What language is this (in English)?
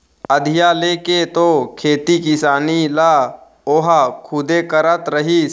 Chhattisgarhi